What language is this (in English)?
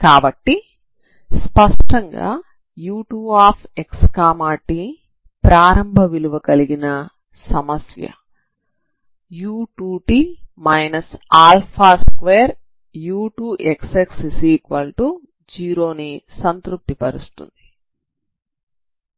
Telugu